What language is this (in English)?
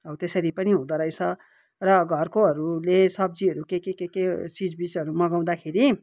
Nepali